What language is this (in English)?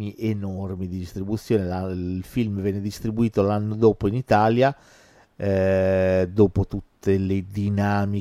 Italian